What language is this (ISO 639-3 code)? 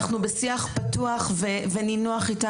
heb